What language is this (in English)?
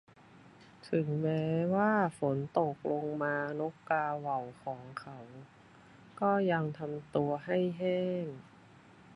Thai